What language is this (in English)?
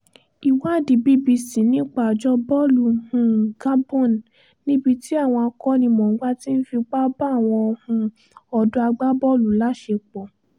Yoruba